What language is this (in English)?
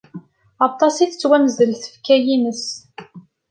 Kabyle